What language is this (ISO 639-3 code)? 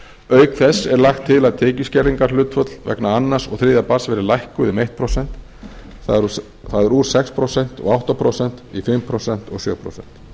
isl